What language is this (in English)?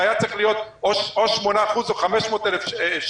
Hebrew